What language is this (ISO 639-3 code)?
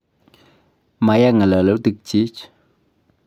kln